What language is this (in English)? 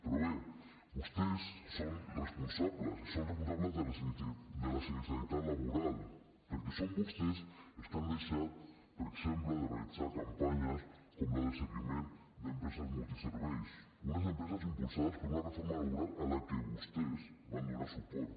Catalan